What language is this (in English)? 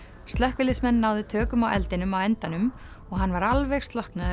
Icelandic